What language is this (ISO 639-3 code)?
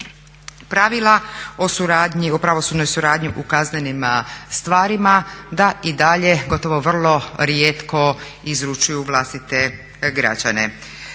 hrv